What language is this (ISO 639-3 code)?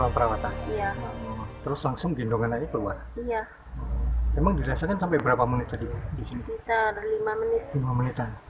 ind